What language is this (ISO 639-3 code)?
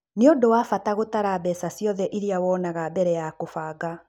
kik